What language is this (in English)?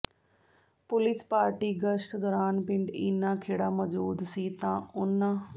Punjabi